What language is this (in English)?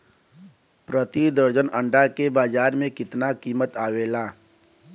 Bhojpuri